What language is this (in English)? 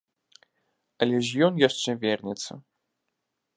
Belarusian